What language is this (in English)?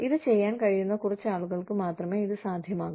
Malayalam